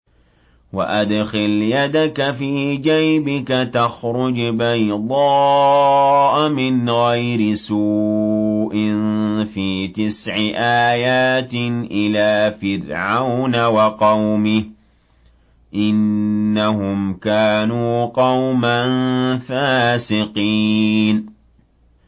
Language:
Arabic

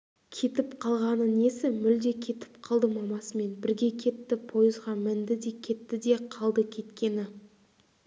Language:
Kazakh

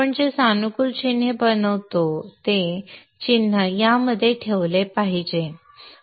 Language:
Marathi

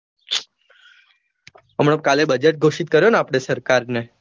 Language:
Gujarati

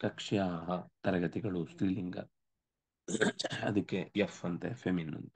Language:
Kannada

